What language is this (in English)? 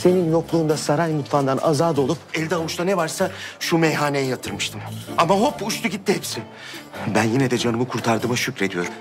Turkish